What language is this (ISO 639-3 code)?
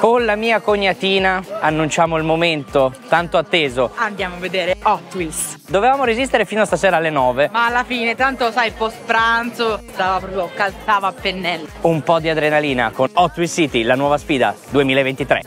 ita